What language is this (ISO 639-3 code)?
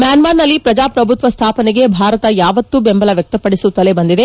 kan